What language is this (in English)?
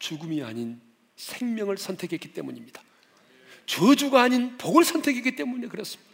Korean